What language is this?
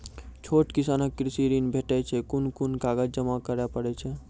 Maithili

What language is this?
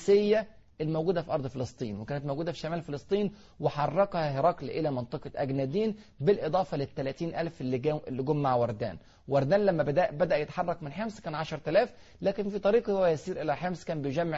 Arabic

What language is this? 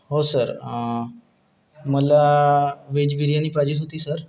Marathi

